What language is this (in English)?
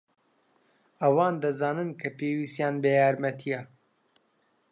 Central Kurdish